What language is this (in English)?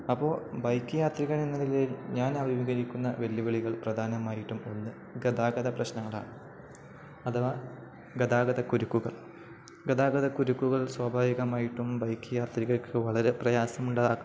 Malayalam